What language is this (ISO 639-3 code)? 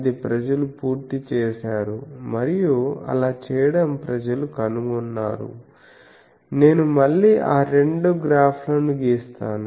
tel